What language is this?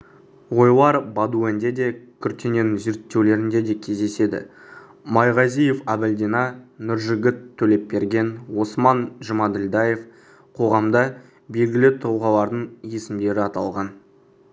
Kazakh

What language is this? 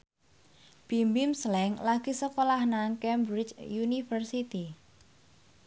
Javanese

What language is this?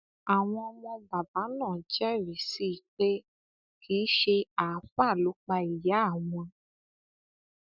Yoruba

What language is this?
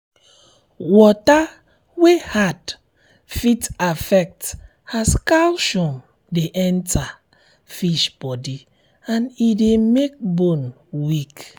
Nigerian Pidgin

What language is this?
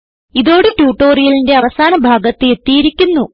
Malayalam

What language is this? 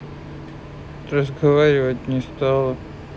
Russian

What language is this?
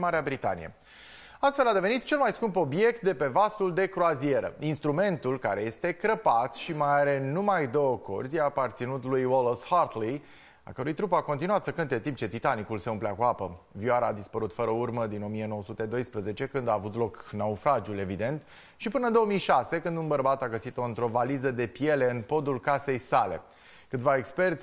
Romanian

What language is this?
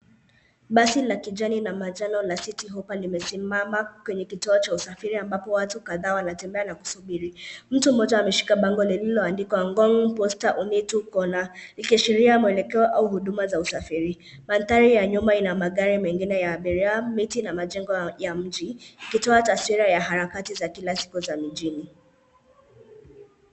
Swahili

